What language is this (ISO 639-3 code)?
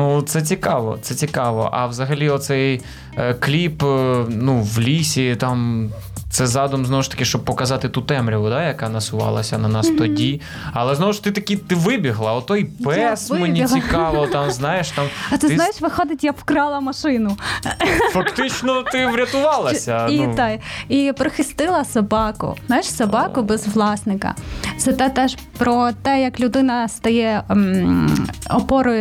ukr